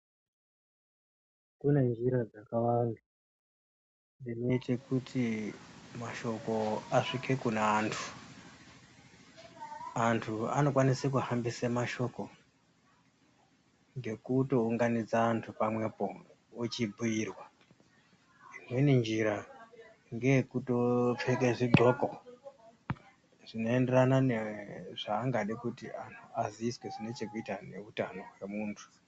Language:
Ndau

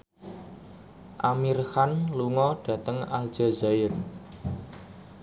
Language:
Javanese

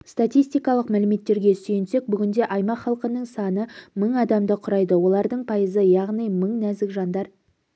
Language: Kazakh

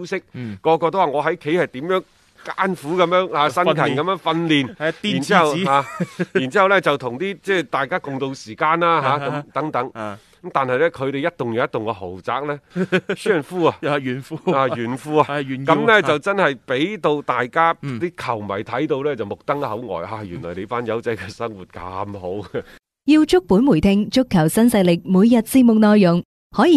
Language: Chinese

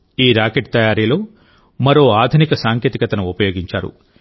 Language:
Telugu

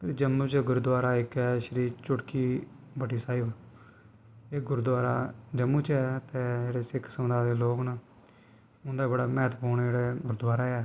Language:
Dogri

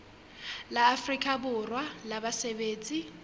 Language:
Southern Sotho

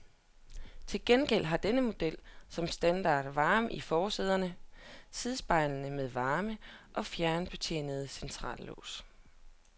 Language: Danish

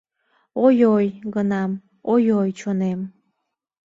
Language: Mari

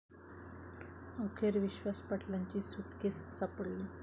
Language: Marathi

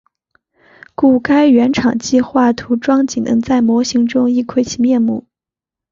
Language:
Chinese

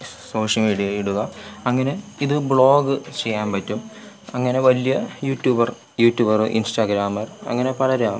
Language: Malayalam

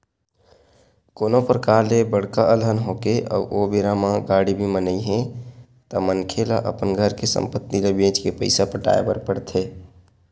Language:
Chhattisgarhi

